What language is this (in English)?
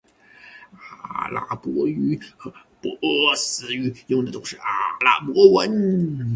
Chinese